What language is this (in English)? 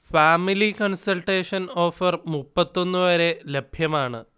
Malayalam